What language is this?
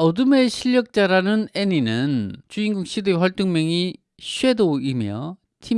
Korean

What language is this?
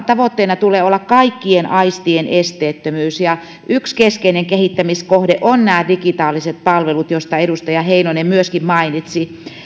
Finnish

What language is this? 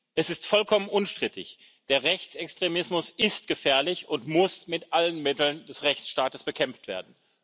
German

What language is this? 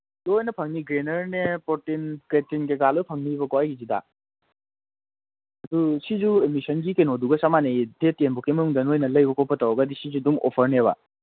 Manipuri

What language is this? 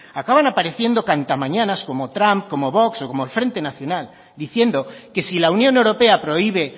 Spanish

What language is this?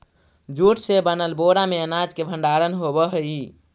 Magahi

